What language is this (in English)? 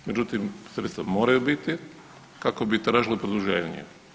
Croatian